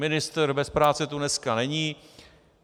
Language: Czech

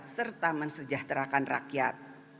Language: Indonesian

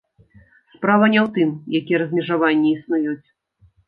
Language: Belarusian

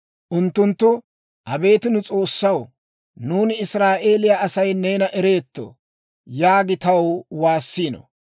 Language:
Dawro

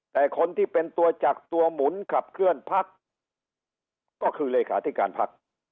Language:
Thai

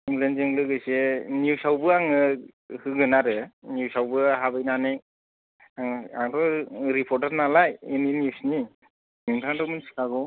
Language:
Bodo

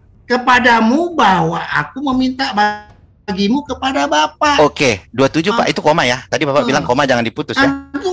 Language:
Indonesian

